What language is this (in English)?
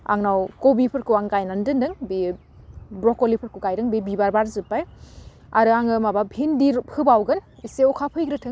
Bodo